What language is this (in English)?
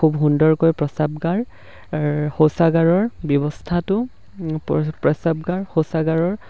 Assamese